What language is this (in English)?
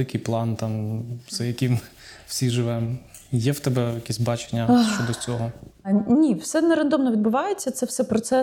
Ukrainian